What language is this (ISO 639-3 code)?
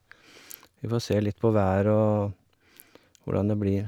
nor